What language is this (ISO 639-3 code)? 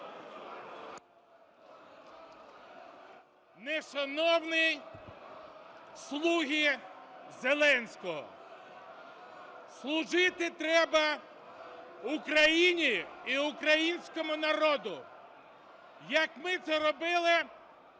ukr